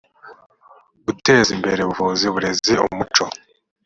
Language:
Kinyarwanda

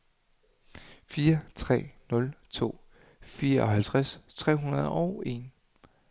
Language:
Danish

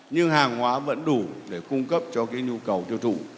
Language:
Vietnamese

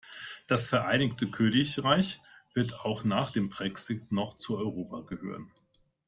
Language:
German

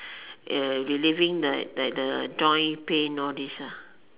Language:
English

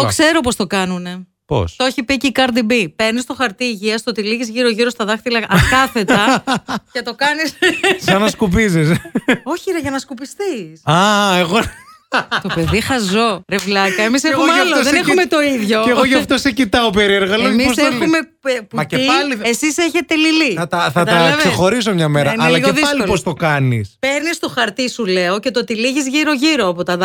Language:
Greek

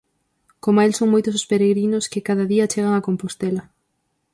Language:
Galician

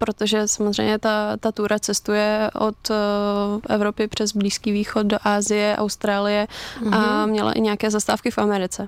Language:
Czech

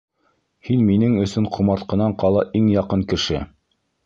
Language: Bashkir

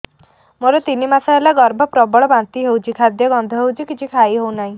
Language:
Odia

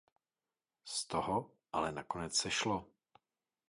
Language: Czech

